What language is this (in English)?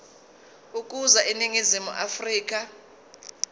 Zulu